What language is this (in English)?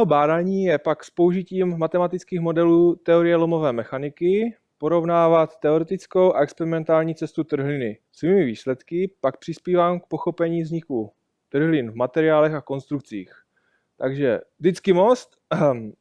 Czech